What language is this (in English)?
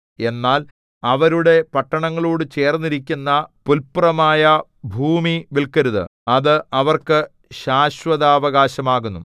Malayalam